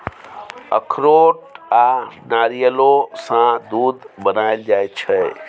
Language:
Maithili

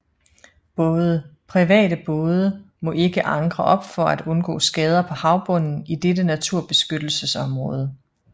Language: Danish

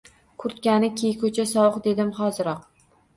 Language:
Uzbek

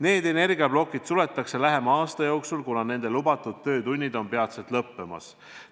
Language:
Estonian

